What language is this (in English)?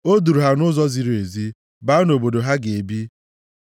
Igbo